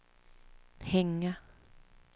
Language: Swedish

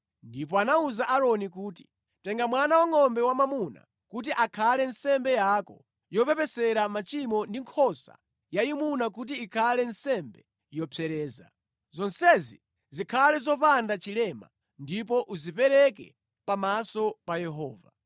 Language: Nyanja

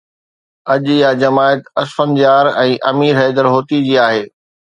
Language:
Sindhi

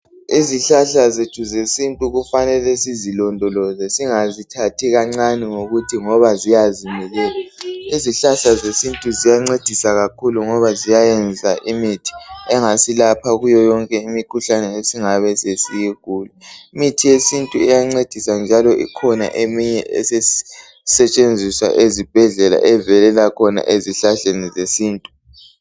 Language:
North Ndebele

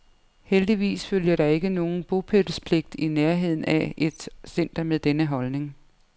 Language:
Danish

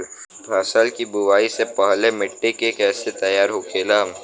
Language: Bhojpuri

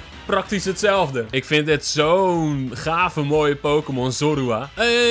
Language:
Dutch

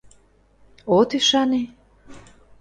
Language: Mari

